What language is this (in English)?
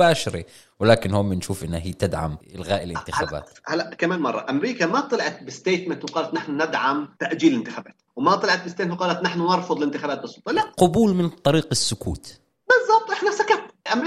Arabic